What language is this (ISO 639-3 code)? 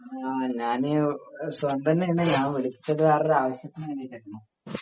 mal